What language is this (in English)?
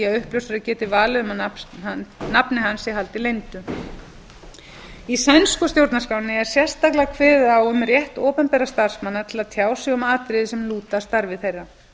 Icelandic